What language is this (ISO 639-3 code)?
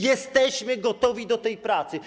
pol